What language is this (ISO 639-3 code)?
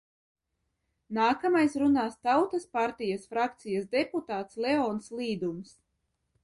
lav